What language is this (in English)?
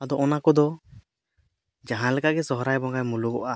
Santali